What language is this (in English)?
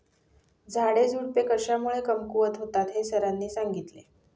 Marathi